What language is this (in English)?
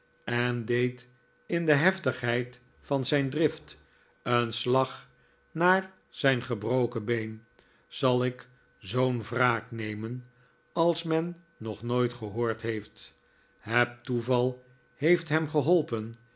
Dutch